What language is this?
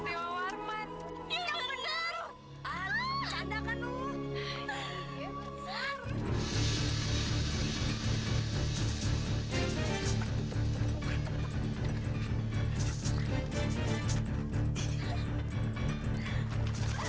Indonesian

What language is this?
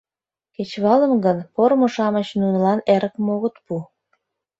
Mari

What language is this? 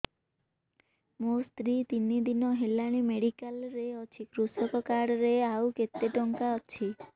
Odia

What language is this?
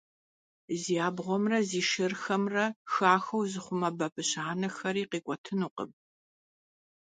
Kabardian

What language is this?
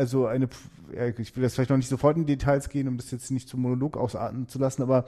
German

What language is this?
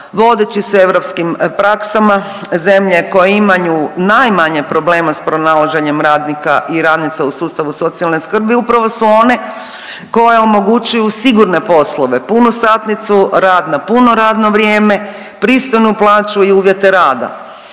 Croatian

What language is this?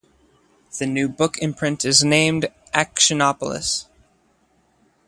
English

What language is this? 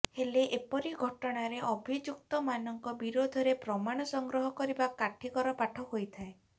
Odia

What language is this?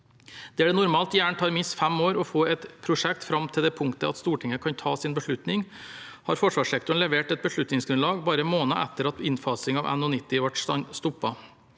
Norwegian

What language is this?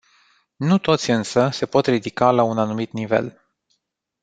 Romanian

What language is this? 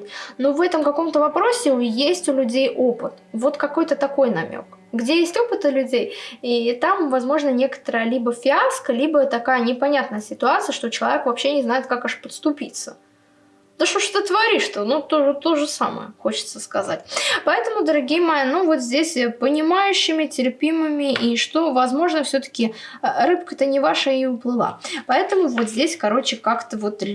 Russian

